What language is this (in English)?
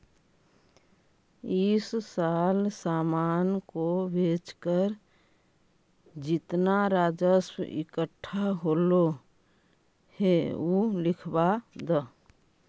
Magahi